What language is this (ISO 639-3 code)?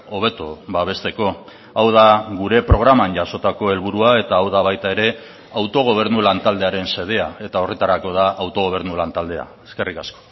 eus